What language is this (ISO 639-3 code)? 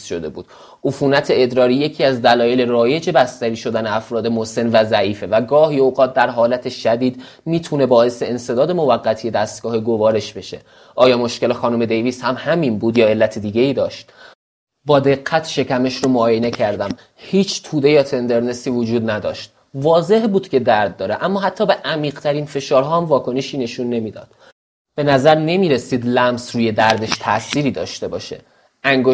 fas